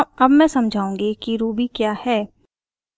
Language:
Hindi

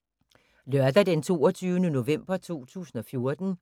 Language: Danish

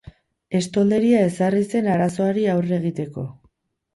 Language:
Basque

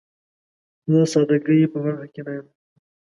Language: Pashto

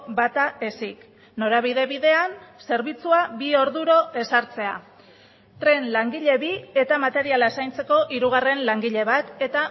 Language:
Basque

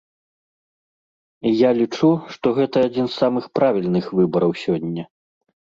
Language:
Belarusian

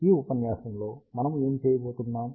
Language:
Telugu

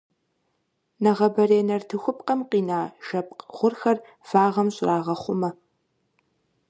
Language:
Kabardian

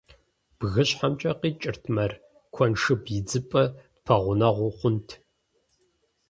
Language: Kabardian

